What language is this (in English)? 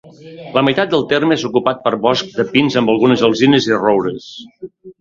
Catalan